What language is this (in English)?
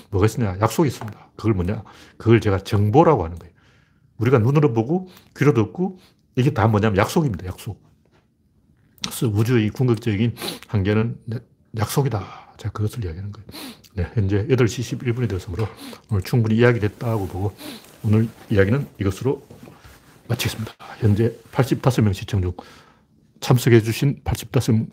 Korean